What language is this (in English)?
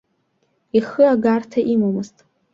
Abkhazian